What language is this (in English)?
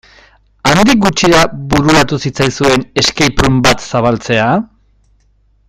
Basque